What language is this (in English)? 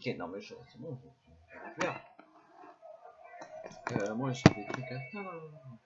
French